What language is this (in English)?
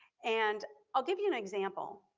English